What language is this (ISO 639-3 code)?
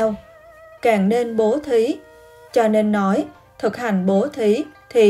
vie